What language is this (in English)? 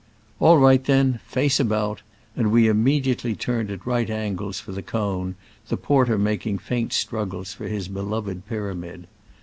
English